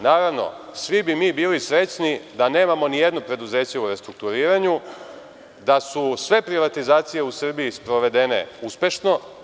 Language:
Serbian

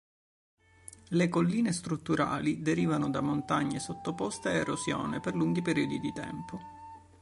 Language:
Italian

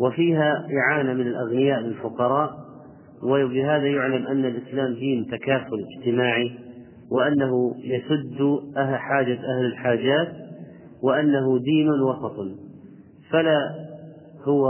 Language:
Arabic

